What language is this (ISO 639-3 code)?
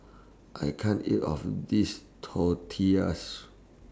eng